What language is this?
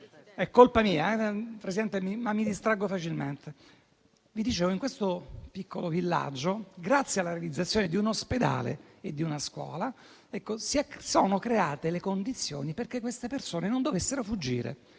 Italian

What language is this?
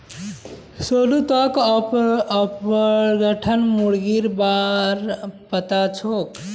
Magahi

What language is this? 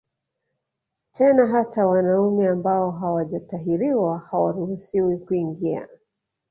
Swahili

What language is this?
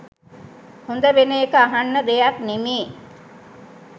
Sinhala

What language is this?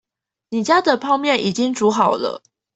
Chinese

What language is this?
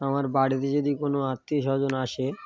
Bangla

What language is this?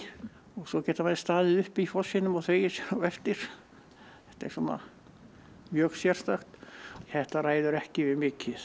Icelandic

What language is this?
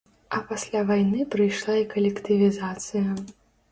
Belarusian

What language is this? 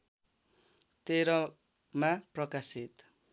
Nepali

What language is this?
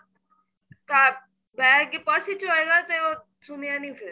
Punjabi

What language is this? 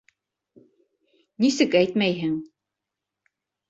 Bashkir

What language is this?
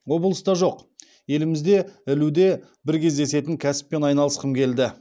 Kazakh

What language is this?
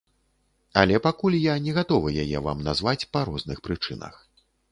Belarusian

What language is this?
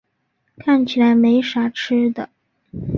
Chinese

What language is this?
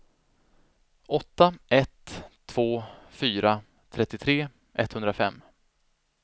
Swedish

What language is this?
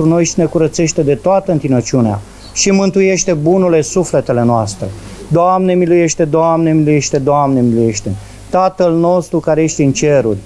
Romanian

